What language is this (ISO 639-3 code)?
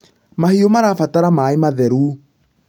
kik